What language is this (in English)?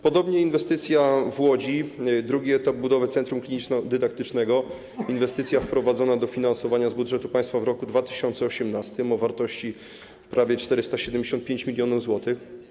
Polish